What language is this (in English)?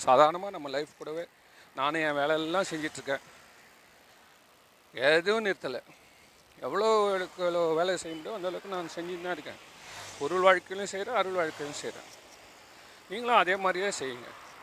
Tamil